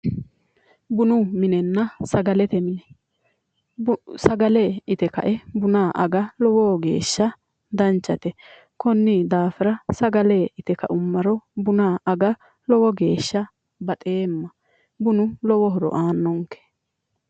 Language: Sidamo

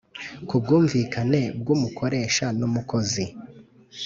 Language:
Kinyarwanda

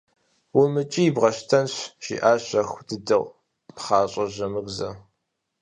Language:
Kabardian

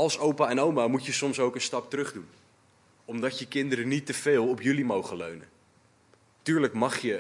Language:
Dutch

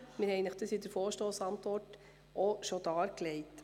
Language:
Swiss German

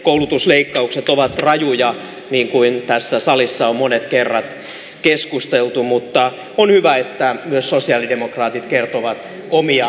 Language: Finnish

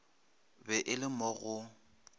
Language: Northern Sotho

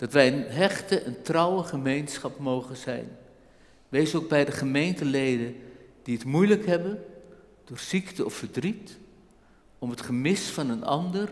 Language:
Dutch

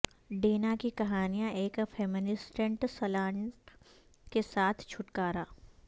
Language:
Urdu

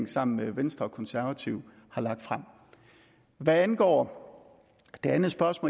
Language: Danish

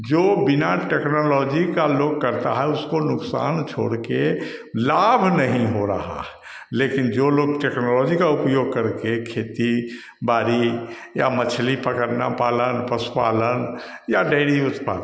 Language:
Hindi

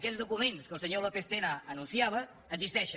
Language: Catalan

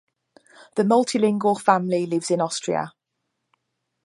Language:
English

